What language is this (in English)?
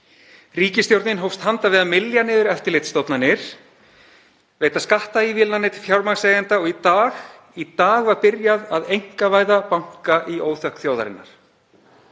Icelandic